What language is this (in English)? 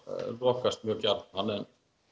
Icelandic